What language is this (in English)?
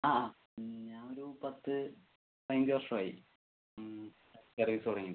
Malayalam